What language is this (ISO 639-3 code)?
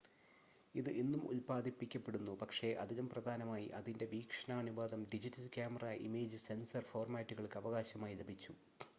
mal